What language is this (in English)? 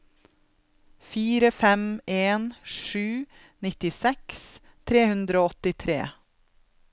Norwegian